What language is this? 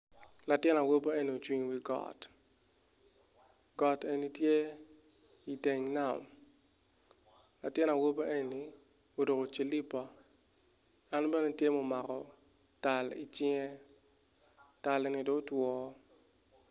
Acoli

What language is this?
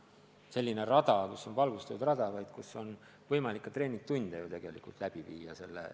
Estonian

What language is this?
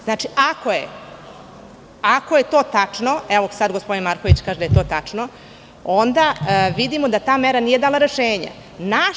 Serbian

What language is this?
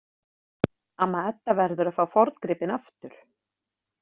Icelandic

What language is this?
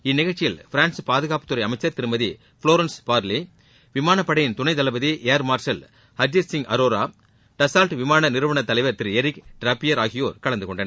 Tamil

